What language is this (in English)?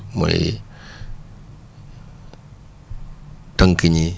Wolof